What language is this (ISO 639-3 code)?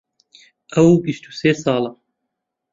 ckb